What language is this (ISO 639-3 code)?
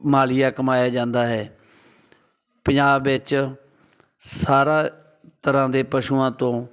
pan